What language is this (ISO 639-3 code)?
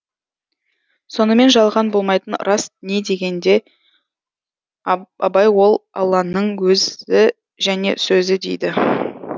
kaz